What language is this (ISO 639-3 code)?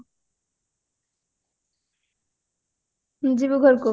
ori